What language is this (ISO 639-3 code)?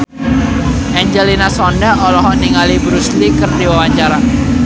sun